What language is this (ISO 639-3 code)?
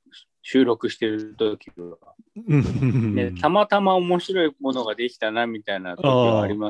jpn